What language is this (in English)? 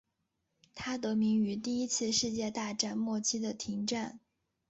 Chinese